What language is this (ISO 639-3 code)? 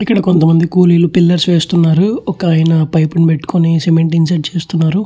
tel